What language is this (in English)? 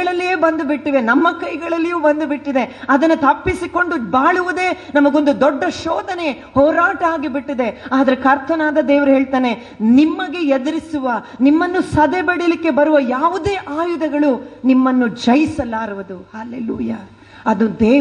Kannada